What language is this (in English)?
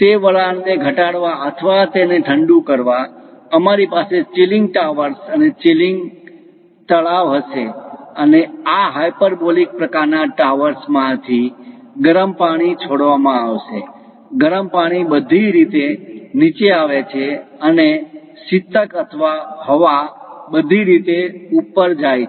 Gujarati